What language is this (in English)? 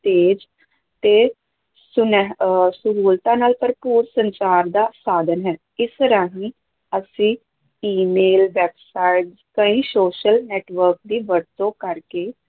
Punjabi